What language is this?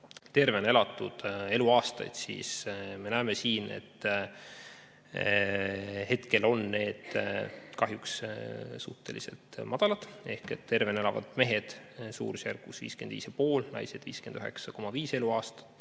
Estonian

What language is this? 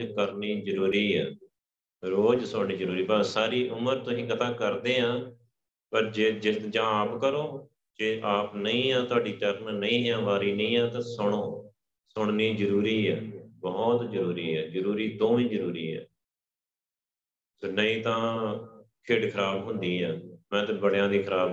Punjabi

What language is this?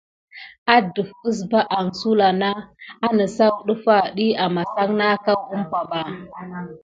Gidar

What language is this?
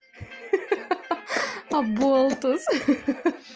Russian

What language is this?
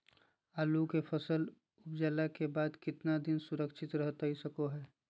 Magahi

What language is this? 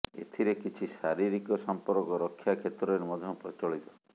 Odia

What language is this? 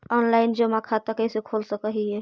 Magahi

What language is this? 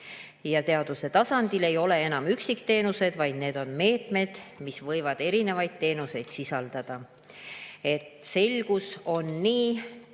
Estonian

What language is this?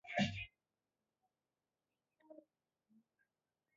Swahili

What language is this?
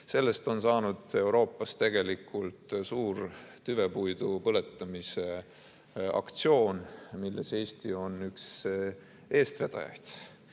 Estonian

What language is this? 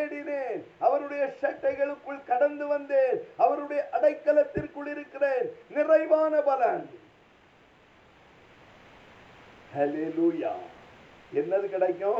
Tamil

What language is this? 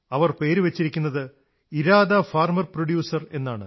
Malayalam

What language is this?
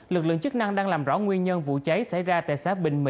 Vietnamese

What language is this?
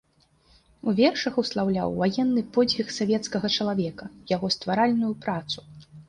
Belarusian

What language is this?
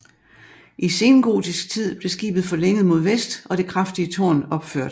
Danish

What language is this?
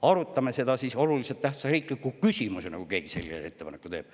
Estonian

